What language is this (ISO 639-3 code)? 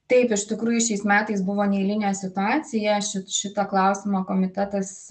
lit